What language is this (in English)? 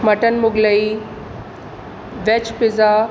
Sindhi